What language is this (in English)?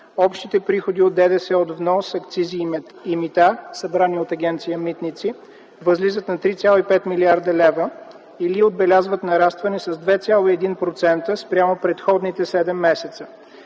Bulgarian